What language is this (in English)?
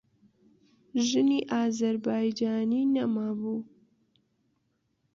Central Kurdish